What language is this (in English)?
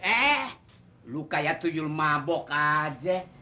Indonesian